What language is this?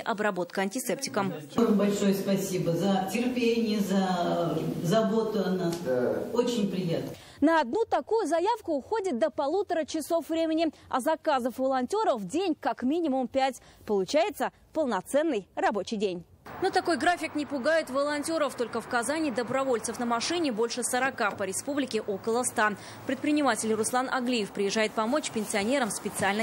Russian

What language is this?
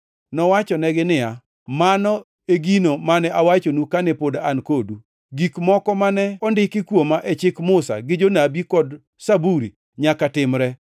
Luo (Kenya and Tanzania)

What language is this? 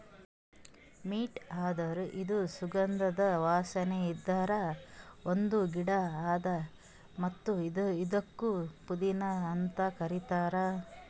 Kannada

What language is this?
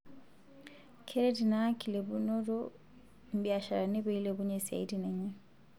Masai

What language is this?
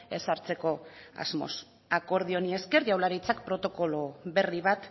Basque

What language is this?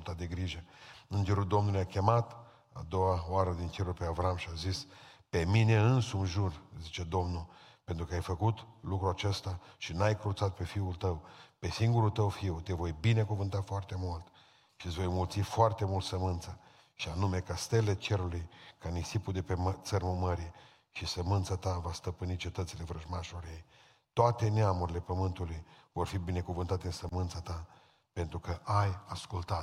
Romanian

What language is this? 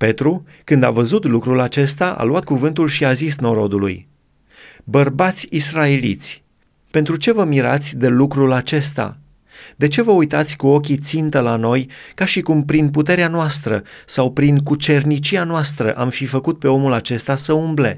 Romanian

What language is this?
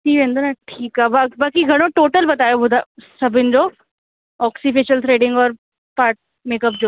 Sindhi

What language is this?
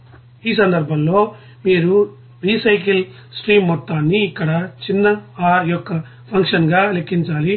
Telugu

